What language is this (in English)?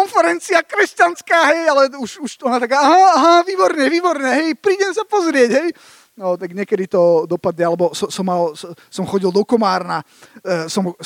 Slovak